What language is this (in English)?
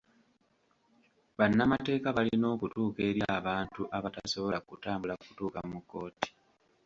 Ganda